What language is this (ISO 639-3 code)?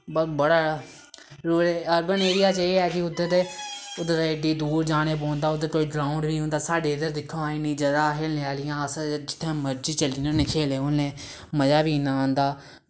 doi